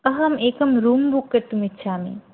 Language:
Sanskrit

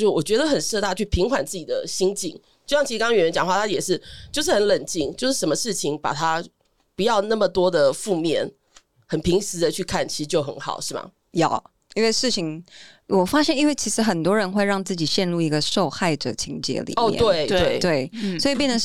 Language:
Chinese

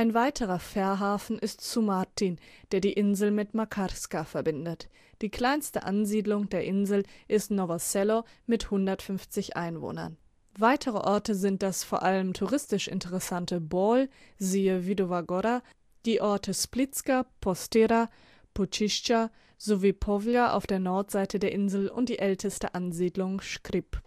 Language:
German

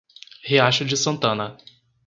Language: Portuguese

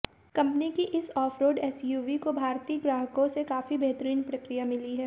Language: Hindi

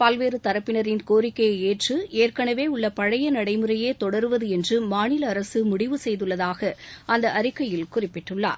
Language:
Tamil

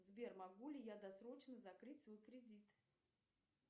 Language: Russian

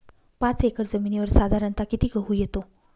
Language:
Marathi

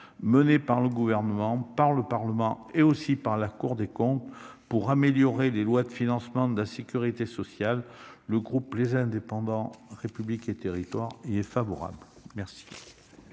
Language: French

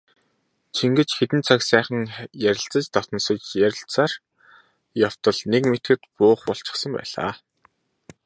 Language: Mongolian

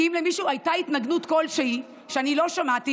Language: Hebrew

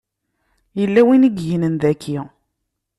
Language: Kabyle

